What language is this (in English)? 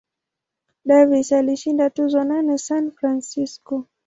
Swahili